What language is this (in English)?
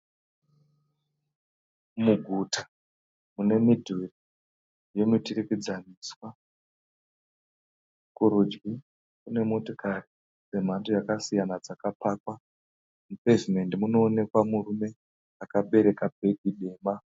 Shona